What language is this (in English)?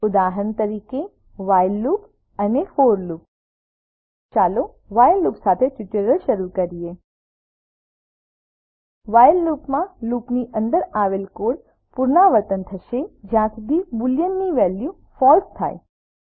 Gujarati